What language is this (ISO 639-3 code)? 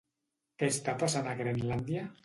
cat